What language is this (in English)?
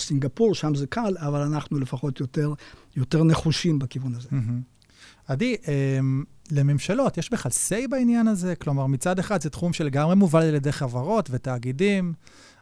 Hebrew